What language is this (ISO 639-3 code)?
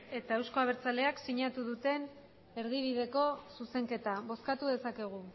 eus